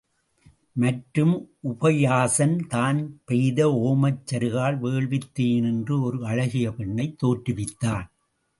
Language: Tamil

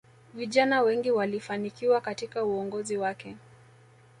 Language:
Swahili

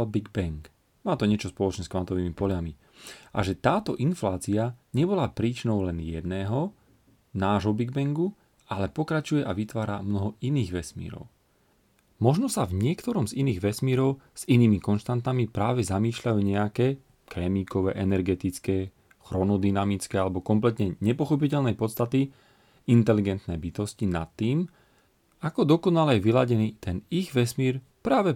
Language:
Slovak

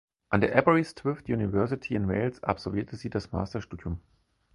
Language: German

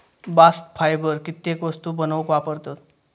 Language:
Marathi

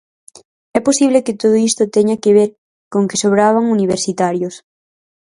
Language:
Galician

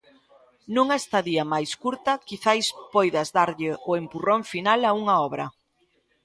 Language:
Galician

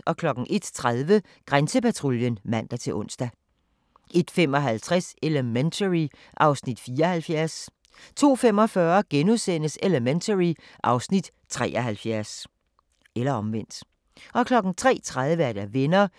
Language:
Danish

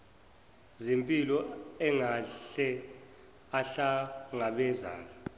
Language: Zulu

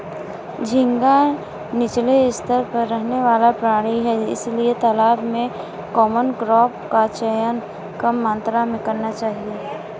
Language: Hindi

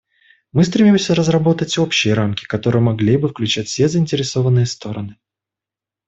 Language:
Russian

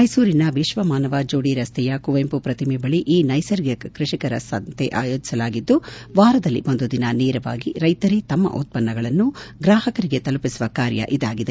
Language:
Kannada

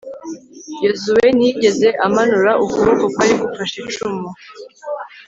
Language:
Kinyarwanda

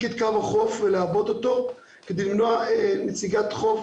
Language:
Hebrew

